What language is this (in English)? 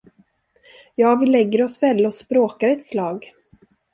Swedish